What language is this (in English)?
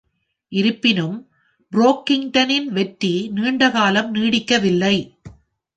Tamil